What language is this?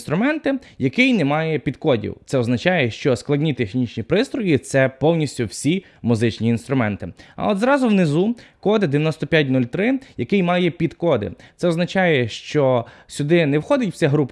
Ukrainian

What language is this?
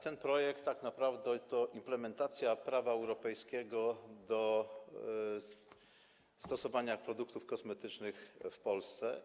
Polish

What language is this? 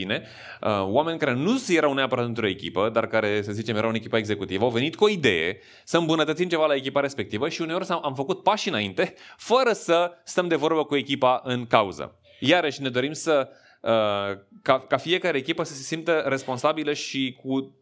Romanian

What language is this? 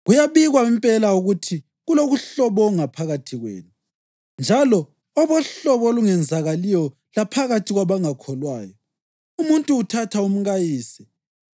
North Ndebele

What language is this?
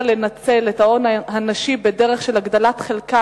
Hebrew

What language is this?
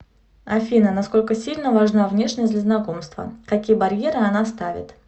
Russian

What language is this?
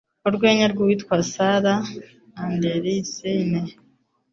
Kinyarwanda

